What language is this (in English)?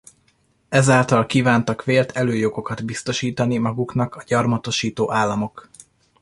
Hungarian